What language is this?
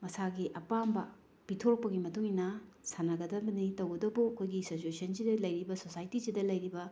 Manipuri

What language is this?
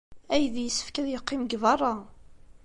Kabyle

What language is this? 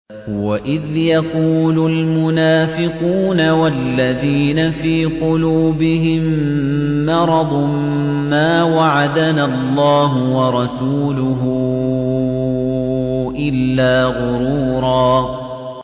Arabic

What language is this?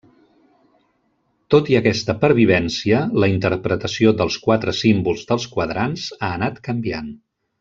Catalan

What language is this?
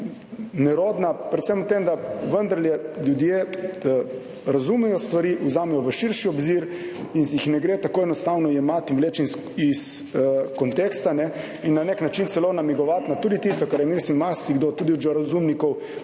Slovenian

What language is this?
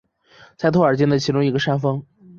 Chinese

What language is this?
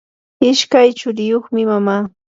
Yanahuanca Pasco Quechua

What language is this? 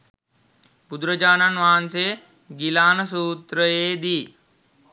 Sinhala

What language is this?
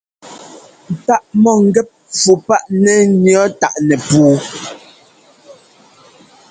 Ngomba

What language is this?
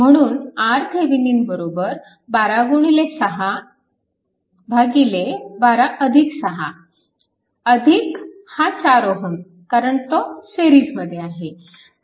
Marathi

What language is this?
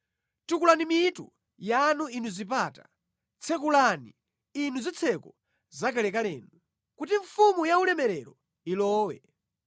Nyanja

